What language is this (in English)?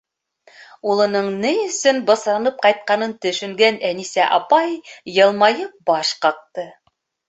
Bashkir